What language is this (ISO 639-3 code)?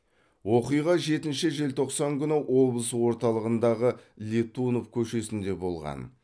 kaz